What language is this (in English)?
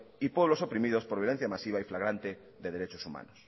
Spanish